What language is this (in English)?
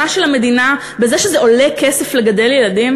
Hebrew